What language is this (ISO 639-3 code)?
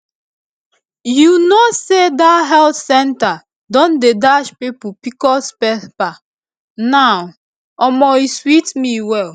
pcm